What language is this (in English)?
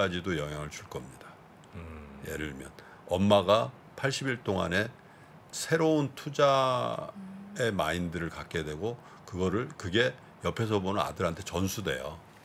Korean